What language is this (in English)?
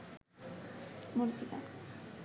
Bangla